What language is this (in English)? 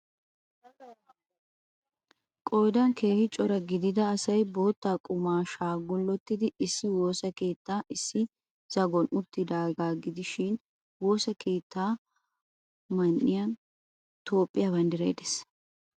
Wolaytta